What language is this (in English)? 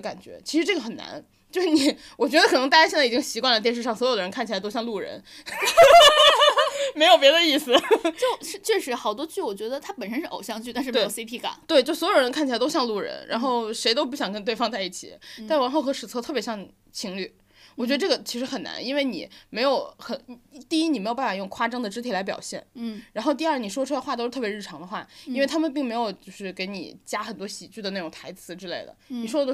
Chinese